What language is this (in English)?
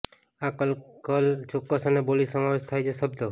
Gujarati